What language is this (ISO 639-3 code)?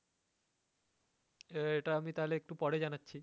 ben